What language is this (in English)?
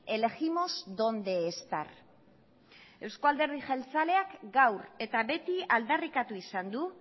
Basque